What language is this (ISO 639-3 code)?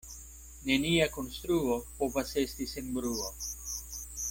epo